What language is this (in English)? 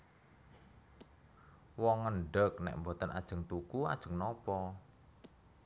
Javanese